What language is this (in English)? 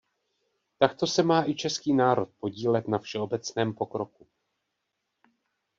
Czech